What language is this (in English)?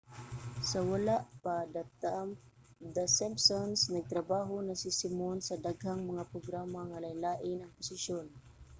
Cebuano